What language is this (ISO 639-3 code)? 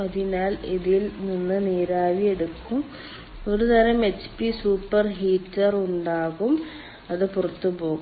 mal